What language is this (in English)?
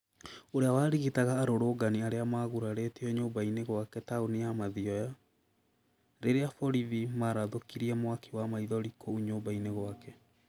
Kikuyu